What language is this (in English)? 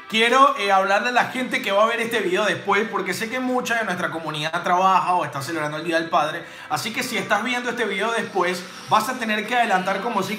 Spanish